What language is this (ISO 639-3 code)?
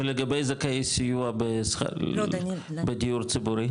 heb